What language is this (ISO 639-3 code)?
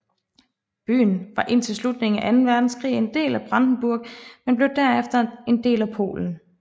dan